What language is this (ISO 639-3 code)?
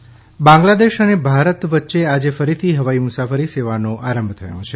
guj